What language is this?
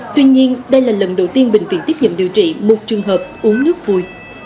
Vietnamese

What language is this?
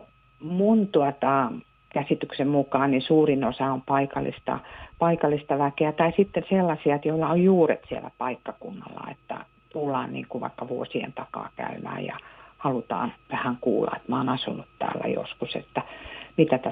Finnish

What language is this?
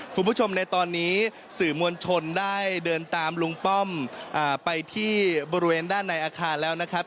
Thai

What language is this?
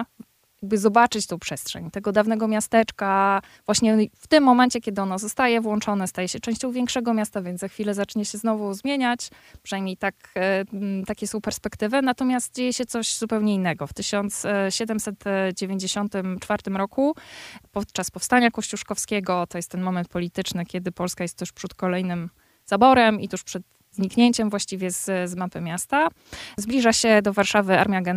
Polish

